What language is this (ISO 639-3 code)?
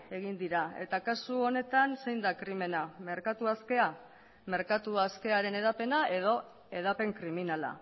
eus